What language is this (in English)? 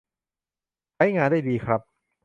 Thai